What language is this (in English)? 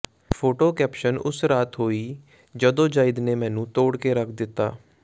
Punjabi